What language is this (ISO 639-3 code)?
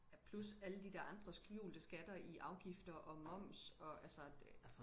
dan